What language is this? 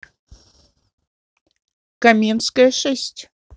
Russian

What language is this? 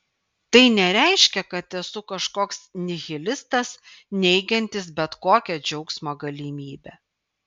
Lithuanian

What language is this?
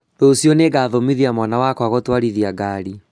Kikuyu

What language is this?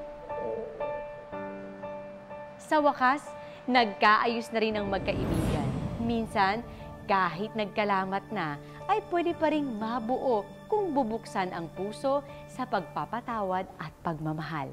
Filipino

